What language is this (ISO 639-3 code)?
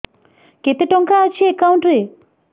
ori